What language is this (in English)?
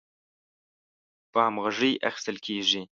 Pashto